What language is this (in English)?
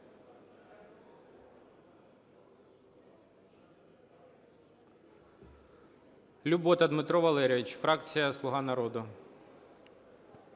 Ukrainian